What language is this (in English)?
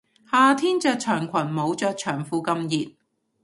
Cantonese